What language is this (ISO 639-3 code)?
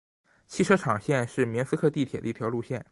zho